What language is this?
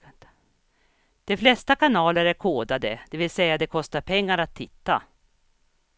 Swedish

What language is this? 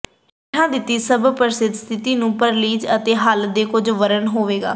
Punjabi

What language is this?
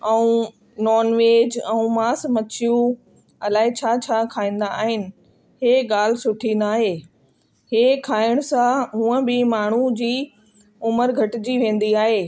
Sindhi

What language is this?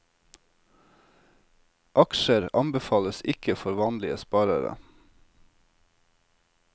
Norwegian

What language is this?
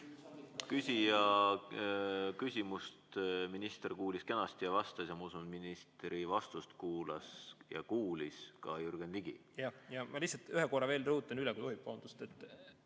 Estonian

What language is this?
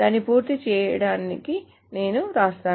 Telugu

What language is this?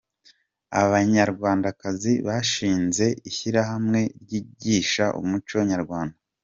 Kinyarwanda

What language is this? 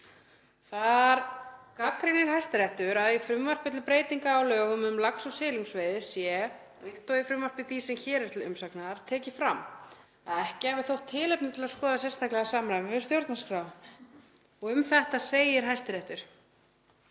Icelandic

